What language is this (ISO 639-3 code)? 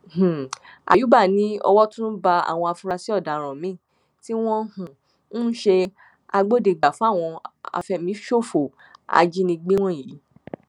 yor